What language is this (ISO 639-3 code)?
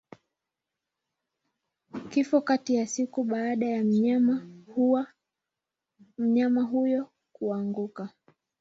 swa